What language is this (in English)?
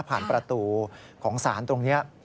Thai